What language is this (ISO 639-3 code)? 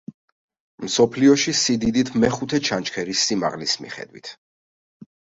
kat